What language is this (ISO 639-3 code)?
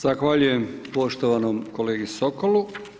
hrv